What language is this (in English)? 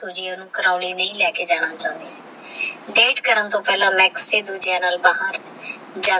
Punjabi